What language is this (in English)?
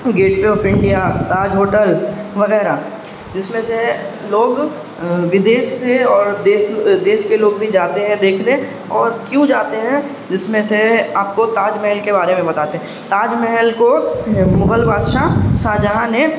Urdu